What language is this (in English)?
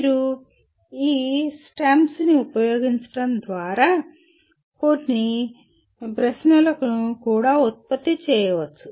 Telugu